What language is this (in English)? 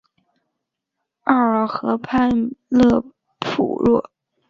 Chinese